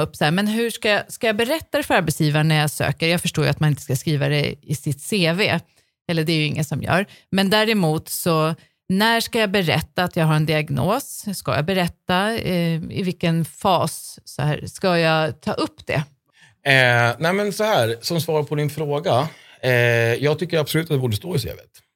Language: Swedish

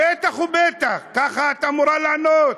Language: Hebrew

